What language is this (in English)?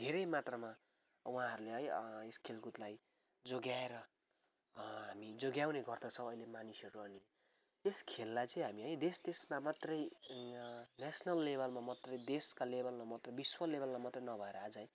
Nepali